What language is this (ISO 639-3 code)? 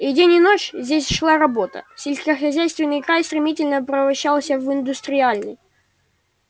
rus